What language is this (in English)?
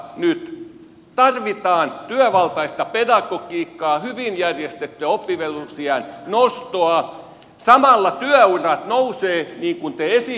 Finnish